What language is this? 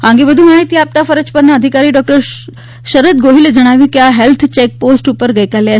Gujarati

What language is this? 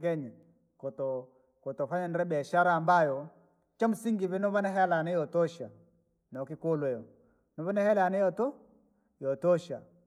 Langi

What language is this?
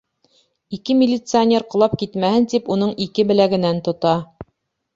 Bashkir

